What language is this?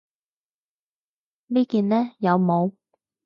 Cantonese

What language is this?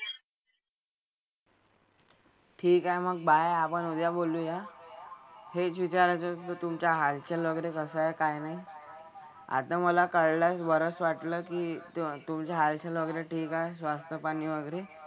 Marathi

